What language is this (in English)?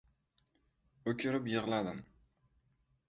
Uzbek